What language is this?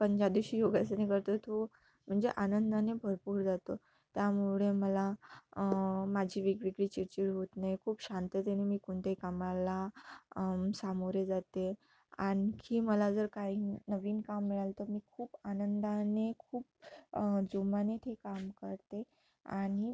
Marathi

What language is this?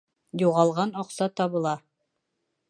Bashkir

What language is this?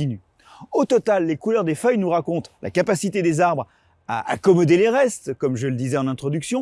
French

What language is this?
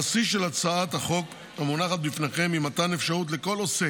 Hebrew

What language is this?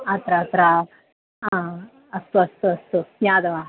Sanskrit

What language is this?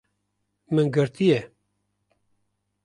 Kurdish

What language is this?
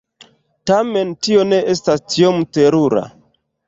Esperanto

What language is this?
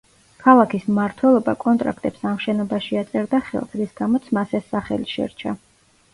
Georgian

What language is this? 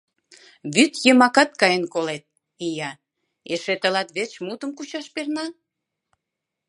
Mari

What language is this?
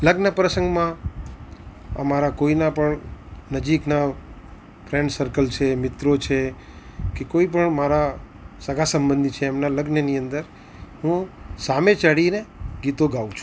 Gujarati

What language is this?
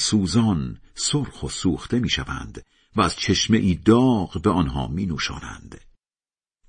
Persian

